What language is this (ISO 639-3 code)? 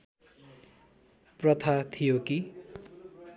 nep